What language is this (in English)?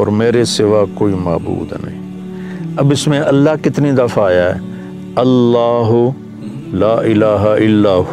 Urdu